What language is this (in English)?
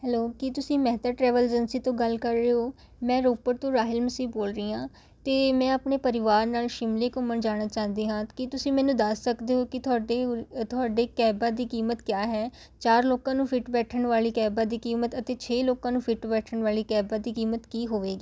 Punjabi